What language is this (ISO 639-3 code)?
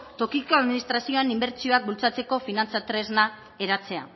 eus